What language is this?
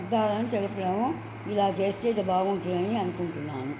Telugu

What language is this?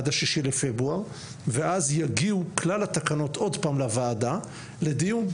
Hebrew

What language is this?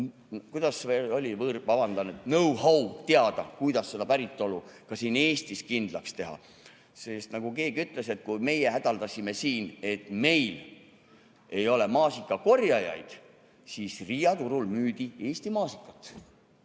Estonian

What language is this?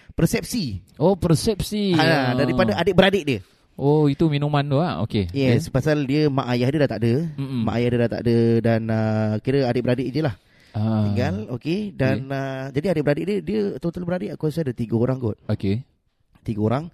Malay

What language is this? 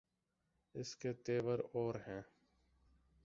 Urdu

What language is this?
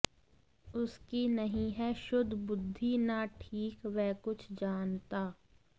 Sanskrit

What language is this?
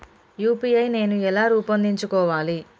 Telugu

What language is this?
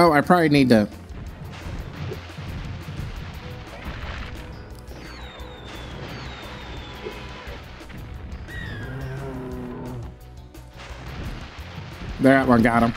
English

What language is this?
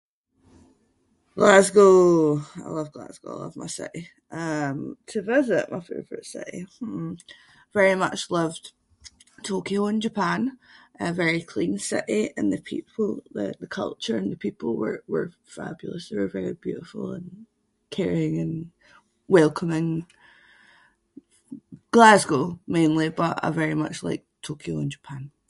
Scots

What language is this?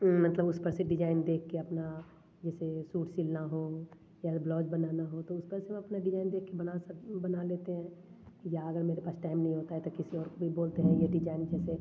Hindi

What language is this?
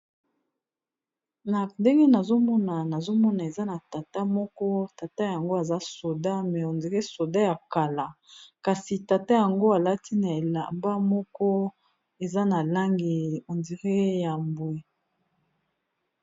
Lingala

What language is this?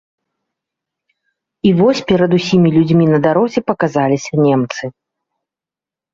Belarusian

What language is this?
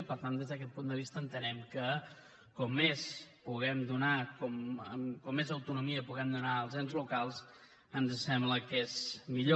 Catalan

